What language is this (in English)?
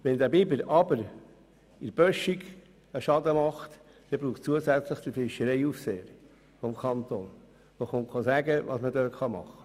Swiss German